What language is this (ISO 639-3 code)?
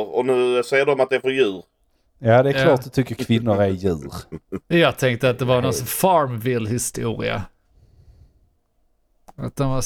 swe